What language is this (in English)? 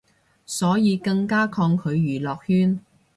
Cantonese